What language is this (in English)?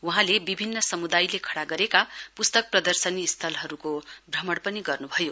Nepali